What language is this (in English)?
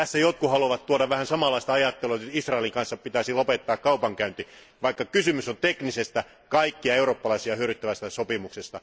Finnish